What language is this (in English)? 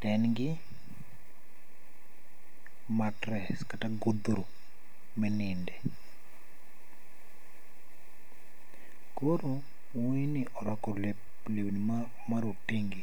Luo (Kenya and Tanzania)